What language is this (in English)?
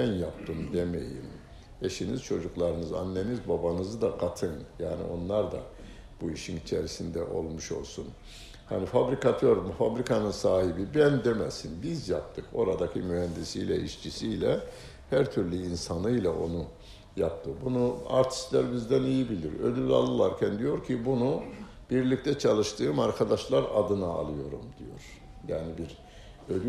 Turkish